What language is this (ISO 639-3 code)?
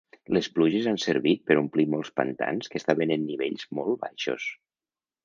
cat